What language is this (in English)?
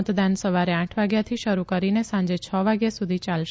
Gujarati